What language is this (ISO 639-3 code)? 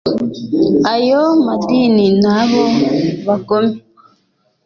kin